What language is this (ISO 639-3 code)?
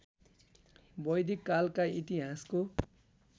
nep